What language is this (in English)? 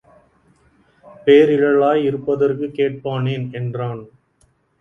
Tamil